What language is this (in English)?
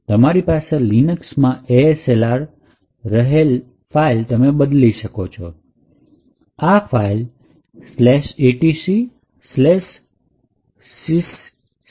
Gujarati